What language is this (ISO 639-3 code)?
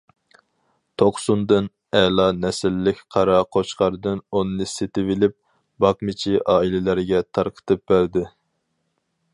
uig